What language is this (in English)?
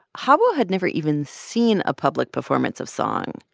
English